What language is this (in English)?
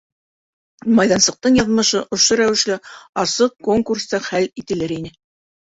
Bashkir